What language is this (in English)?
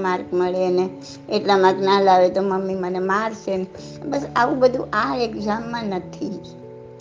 Gujarati